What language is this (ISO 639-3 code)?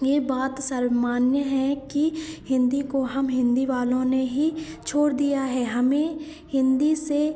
hin